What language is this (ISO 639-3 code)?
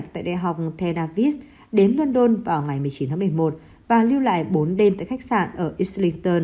vie